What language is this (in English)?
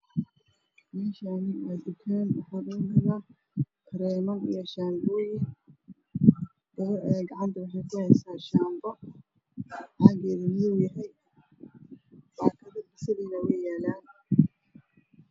Somali